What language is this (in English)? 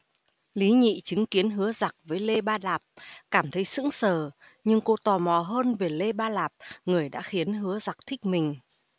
Vietnamese